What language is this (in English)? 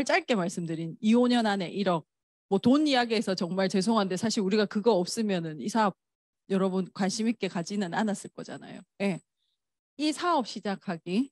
Korean